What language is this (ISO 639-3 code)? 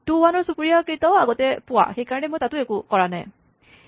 asm